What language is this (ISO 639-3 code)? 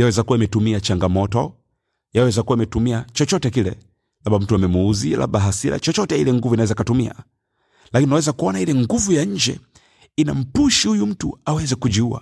swa